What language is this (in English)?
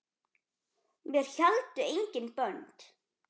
Icelandic